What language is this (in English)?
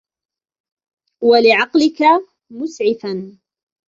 Arabic